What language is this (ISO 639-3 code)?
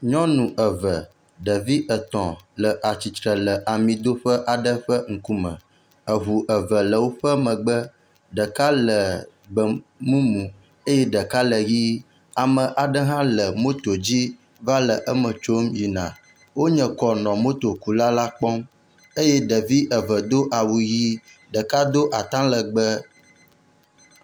ewe